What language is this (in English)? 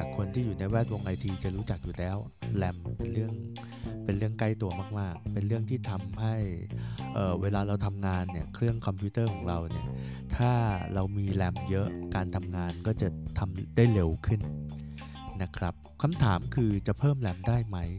Thai